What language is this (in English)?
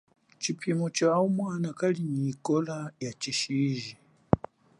Chokwe